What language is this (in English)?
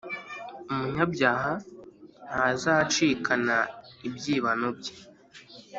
Kinyarwanda